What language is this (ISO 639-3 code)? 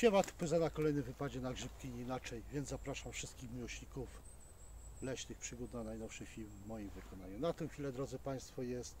pol